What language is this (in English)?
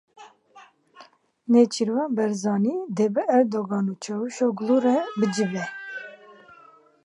Kurdish